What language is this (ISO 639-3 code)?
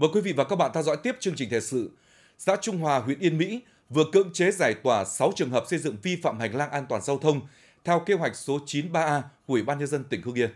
vie